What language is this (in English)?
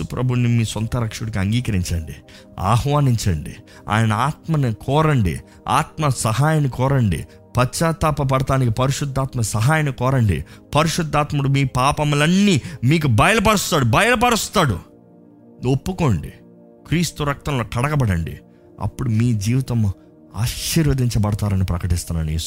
Telugu